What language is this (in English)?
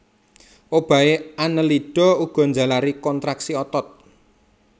Javanese